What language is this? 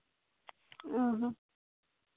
Santali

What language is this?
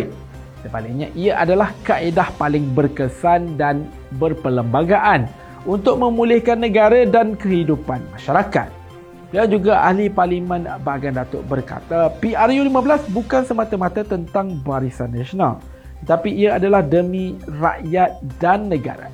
Malay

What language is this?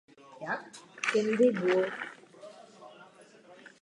Czech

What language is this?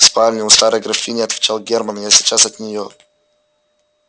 Russian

